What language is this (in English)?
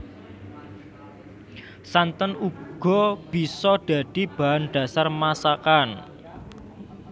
Javanese